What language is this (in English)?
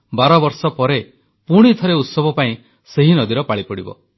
Odia